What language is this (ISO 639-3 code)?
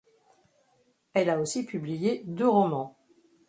fra